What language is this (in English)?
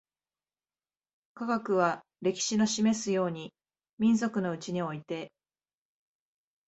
Japanese